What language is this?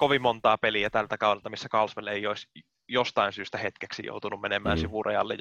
Finnish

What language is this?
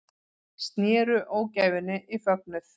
Icelandic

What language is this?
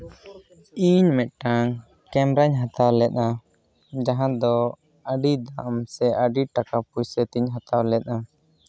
Santali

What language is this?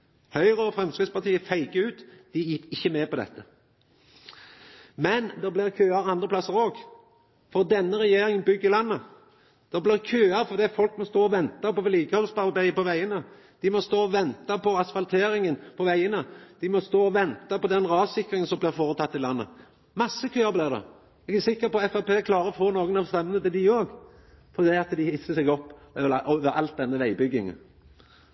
Norwegian Nynorsk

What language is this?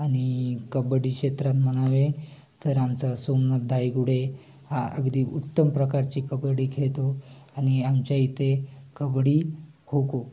Marathi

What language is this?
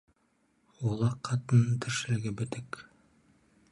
Kazakh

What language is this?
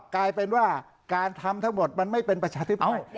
Thai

